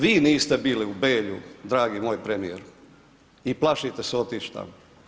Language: Croatian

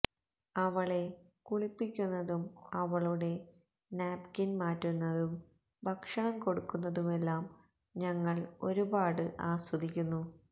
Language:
Malayalam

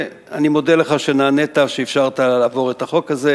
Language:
Hebrew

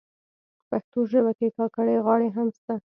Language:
Pashto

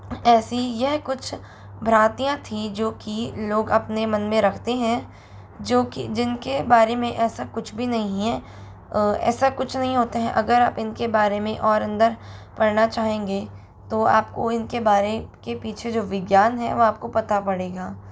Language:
Hindi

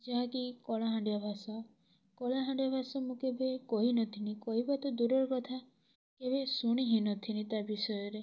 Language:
Odia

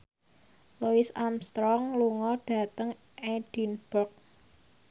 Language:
Javanese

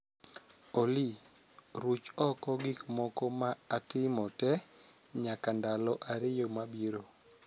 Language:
Luo (Kenya and Tanzania)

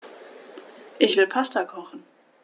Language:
German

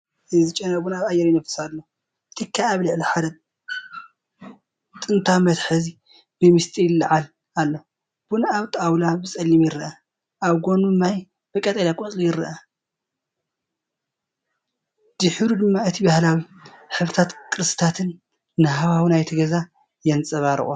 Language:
Tigrinya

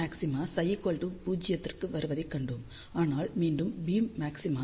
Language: Tamil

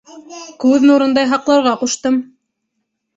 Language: Bashkir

